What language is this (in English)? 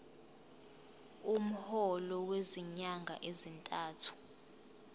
Zulu